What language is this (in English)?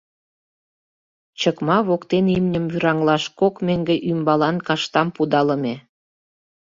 Mari